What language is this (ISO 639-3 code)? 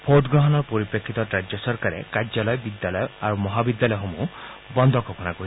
asm